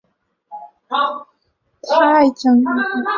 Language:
Chinese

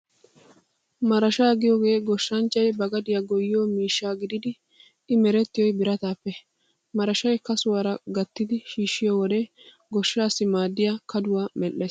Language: Wolaytta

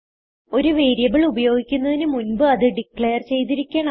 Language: Malayalam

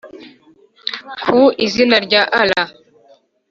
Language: Kinyarwanda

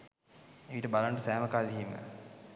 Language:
Sinhala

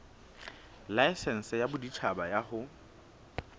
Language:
Southern Sotho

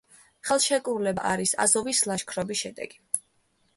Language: Georgian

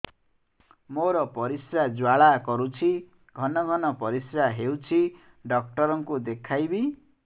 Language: Odia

